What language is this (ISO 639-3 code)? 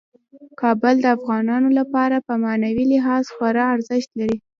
pus